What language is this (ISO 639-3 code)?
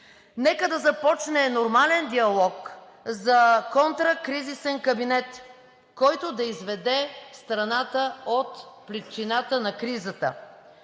bul